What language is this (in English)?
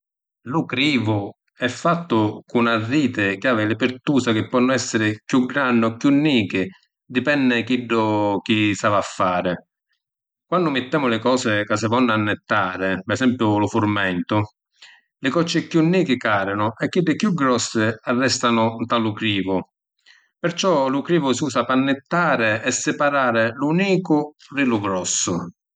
Sicilian